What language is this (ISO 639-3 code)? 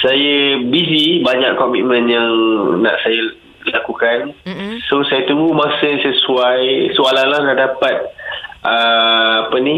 msa